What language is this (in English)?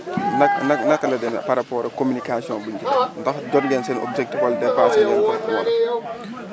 Wolof